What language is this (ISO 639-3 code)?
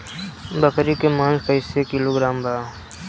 bho